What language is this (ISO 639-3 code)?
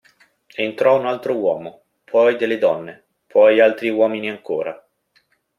ita